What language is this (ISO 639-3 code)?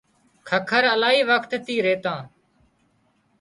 kxp